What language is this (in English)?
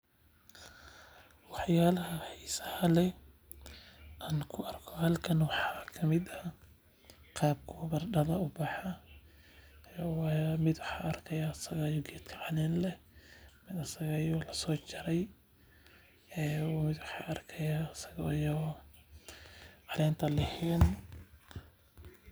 Somali